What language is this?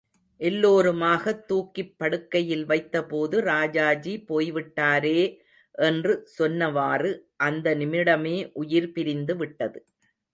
Tamil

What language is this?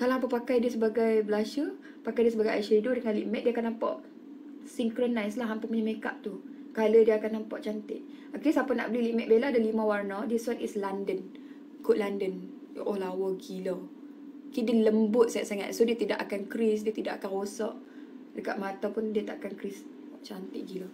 Malay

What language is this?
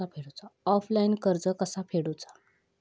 Marathi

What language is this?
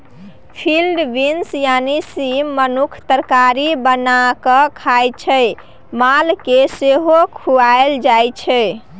Maithili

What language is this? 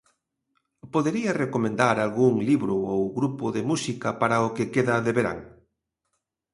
Galician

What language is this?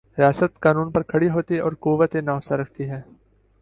Urdu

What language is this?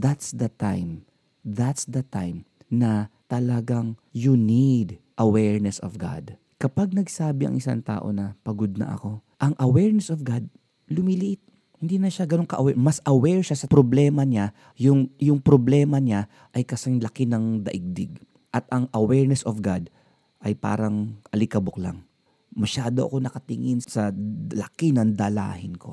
Filipino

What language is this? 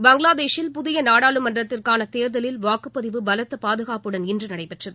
Tamil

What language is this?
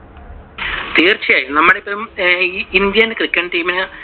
Malayalam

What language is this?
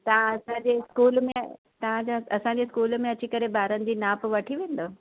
Sindhi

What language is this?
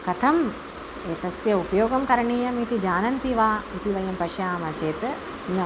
Sanskrit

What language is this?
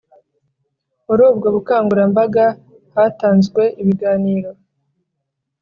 Kinyarwanda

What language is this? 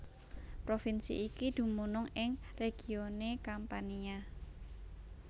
Javanese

